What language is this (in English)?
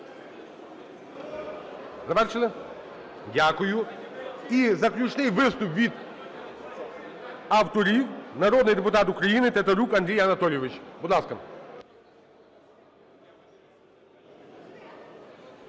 Ukrainian